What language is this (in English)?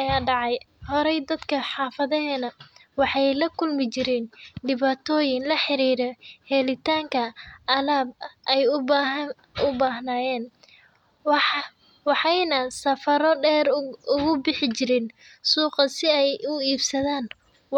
Somali